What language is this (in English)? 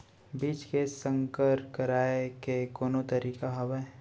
Chhattisgarhi